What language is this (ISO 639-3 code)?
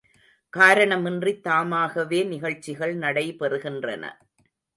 tam